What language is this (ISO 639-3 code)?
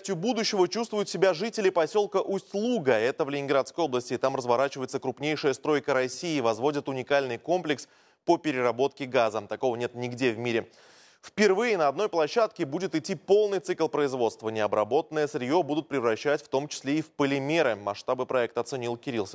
rus